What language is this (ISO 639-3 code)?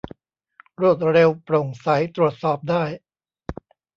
tha